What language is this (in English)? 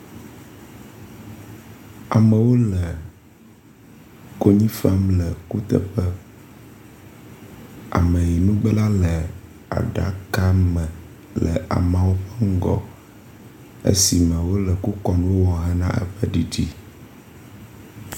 Ewe